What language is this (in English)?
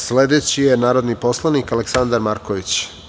Serbian